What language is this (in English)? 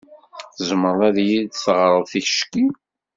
Kabyle